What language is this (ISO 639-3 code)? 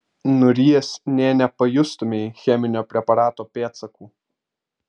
lit